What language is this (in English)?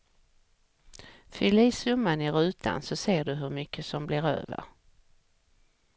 Swedish